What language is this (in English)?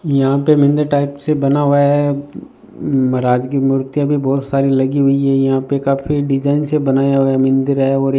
Hindi